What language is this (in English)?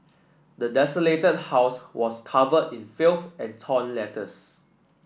English